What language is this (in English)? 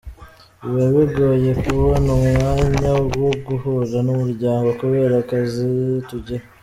Kinyarwanda